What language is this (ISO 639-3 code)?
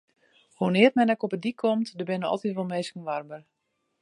fry